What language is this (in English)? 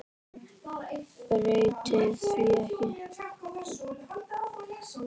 Icelandic